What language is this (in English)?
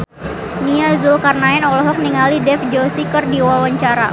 Sundanese